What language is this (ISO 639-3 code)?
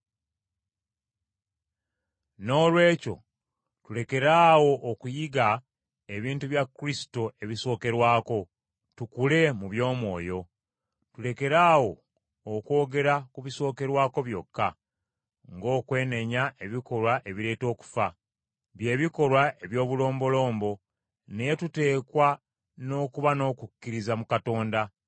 lug